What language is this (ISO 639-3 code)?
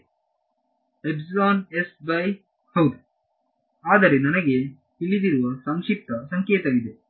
kan